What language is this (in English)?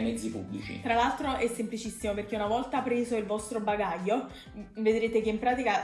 Italian